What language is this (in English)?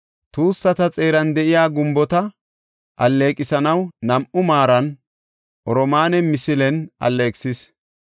Gofa